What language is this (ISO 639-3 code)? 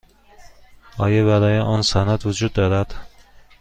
fas